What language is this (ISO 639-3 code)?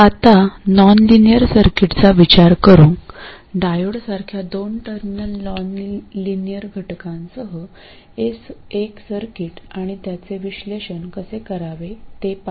mar